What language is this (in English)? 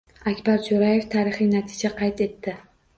Uzbek